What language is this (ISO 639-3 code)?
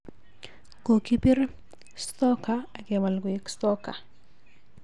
kln